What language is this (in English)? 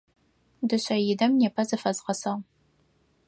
Adyghe